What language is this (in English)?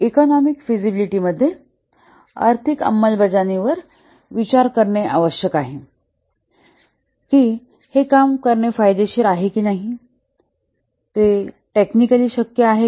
Marathi